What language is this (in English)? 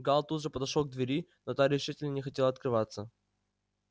Russian